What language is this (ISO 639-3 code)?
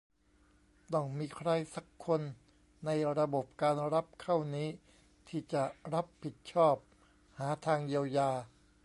tha